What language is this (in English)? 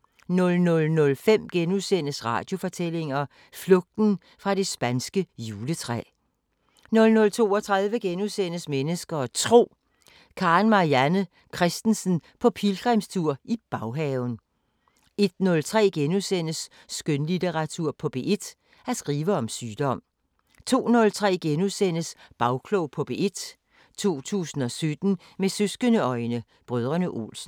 Danish